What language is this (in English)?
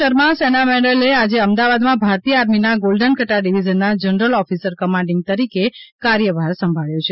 Gujarati